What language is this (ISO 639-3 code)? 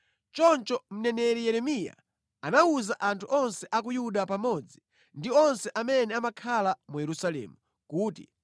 nya